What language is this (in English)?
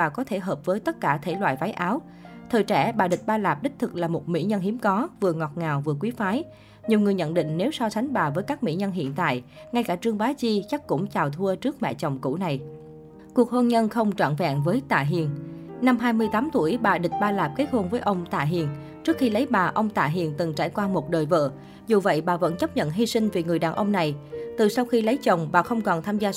Vietnamese